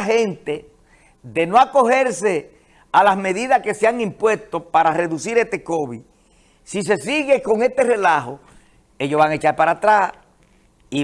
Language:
Spanish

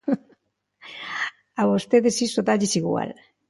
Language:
Galician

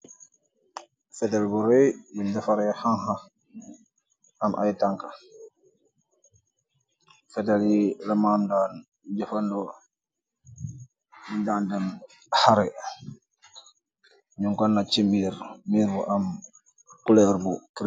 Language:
Wolof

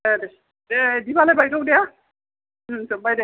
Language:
Bodo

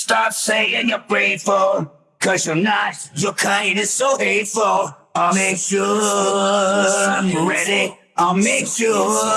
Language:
English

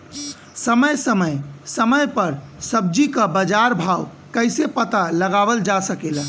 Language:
Bhojpuri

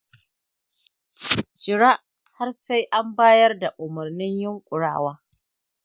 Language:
Hausa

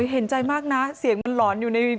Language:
Thai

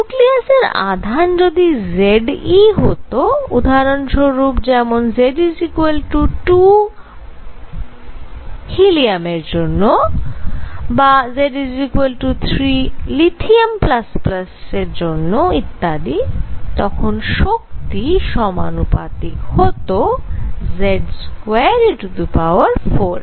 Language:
Bangla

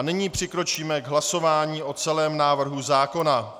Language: Czech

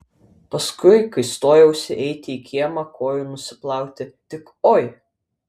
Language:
Lithuanian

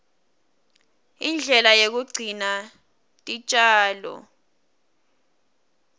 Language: Swati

